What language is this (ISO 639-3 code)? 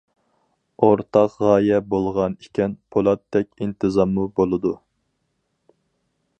uig